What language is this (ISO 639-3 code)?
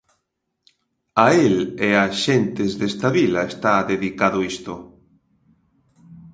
glg